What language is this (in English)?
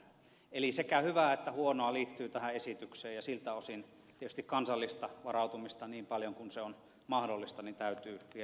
Finnish